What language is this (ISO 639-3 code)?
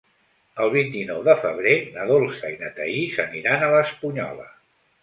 cat